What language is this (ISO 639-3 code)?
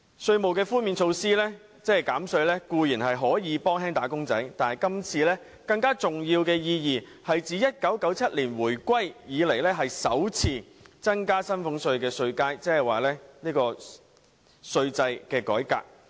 yue